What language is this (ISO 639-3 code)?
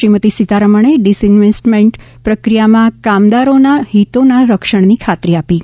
guj